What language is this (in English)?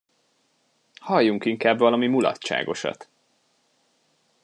Hungarian